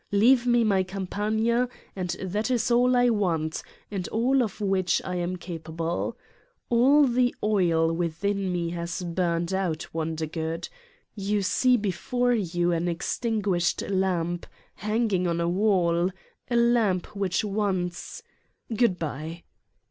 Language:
English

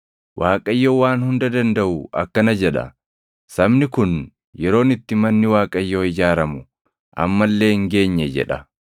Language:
Oromo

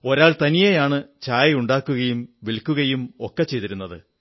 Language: Malayalam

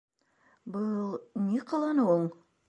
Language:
Bashkir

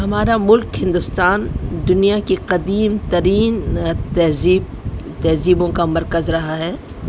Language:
Urdu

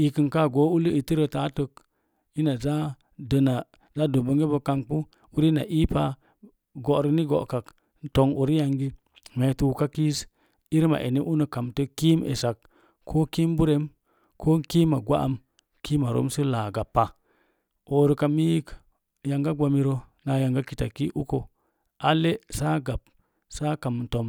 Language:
Mom Jango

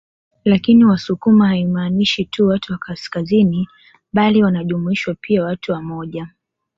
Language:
Swahili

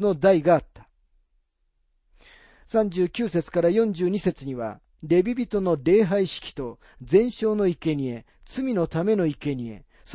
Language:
Japanese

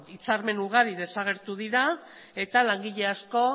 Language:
Basque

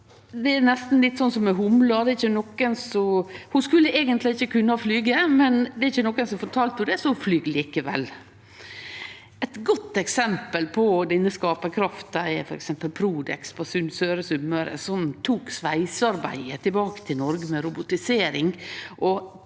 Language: Norwegian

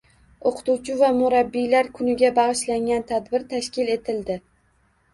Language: Uzbek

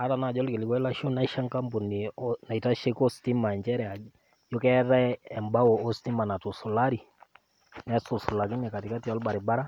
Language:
Masai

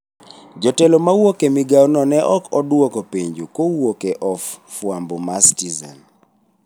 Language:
Luo (Kenya and Tanzania)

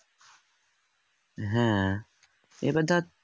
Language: Bangla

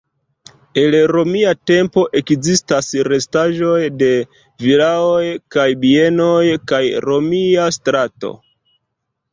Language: Esperanto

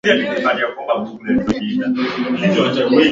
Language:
Swahili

